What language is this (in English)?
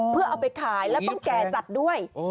Thai